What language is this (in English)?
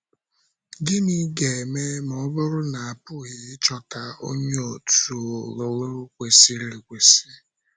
Igbo